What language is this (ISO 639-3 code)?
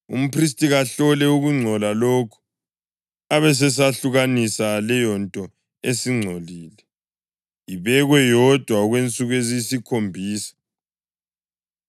nde